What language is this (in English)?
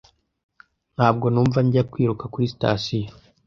Kinyarwanda